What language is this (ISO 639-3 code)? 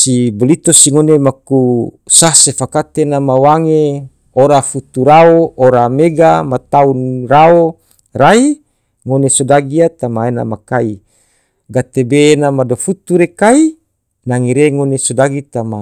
tvo